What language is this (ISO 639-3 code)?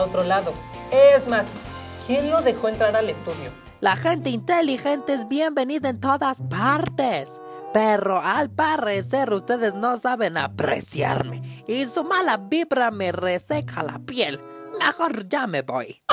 spa